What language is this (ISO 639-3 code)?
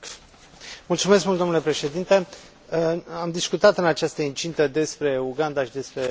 ron